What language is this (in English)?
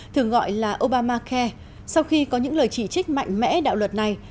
Vietnamese